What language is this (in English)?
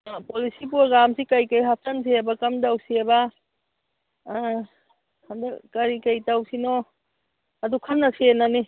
Manipuri